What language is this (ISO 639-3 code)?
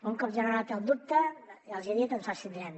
cat